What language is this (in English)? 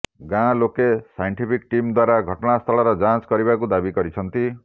Odia